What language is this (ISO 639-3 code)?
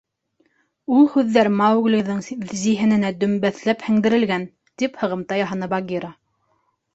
bak